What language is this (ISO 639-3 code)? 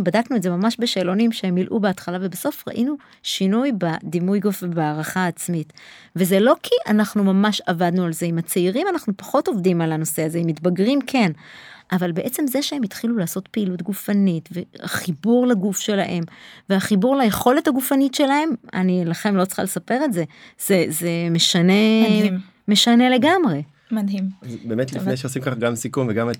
heb